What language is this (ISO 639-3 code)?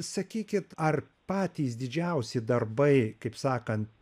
lit